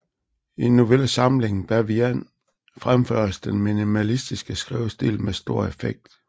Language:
Danish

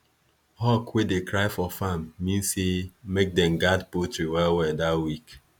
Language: Nigerian Pidgin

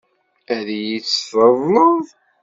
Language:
Kabyle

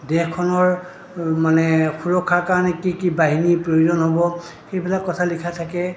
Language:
Assamese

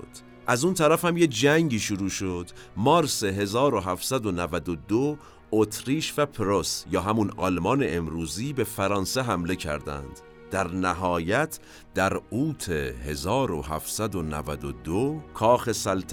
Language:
Persian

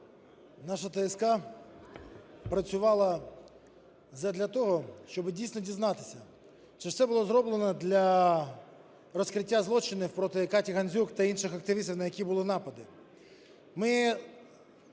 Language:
Ukrainian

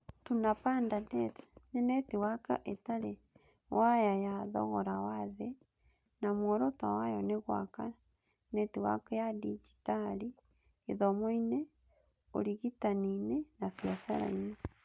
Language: Kikuyu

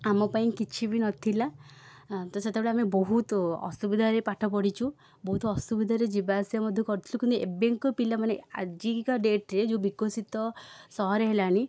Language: Odia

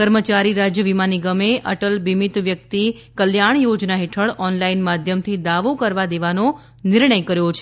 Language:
Gujarati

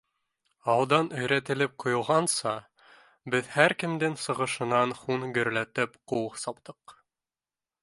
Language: Bashkir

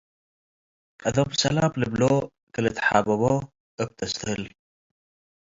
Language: Tigre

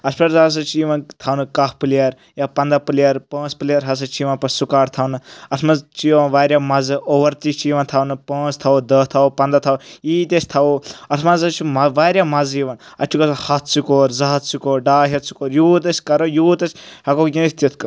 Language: Kashmiri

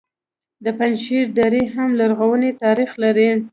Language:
Pashto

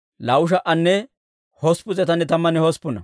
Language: Dawro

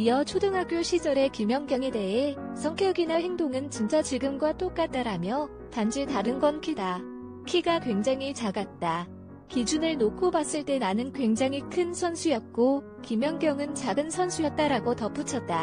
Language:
Korean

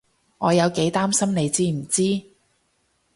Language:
Cantonese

